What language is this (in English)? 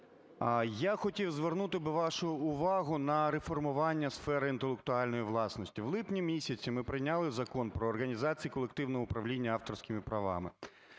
Ukrainian